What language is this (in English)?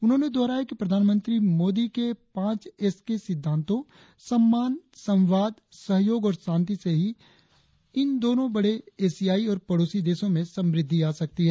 Hindi